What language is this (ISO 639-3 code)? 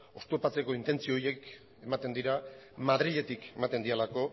eus